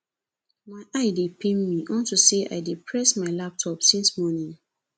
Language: Nigerian Pidgin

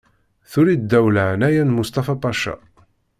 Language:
Kabyle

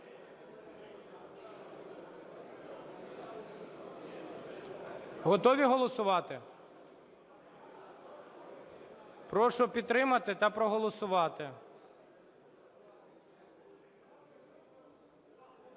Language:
Ukrainian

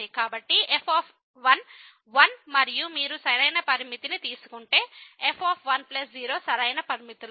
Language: Telugu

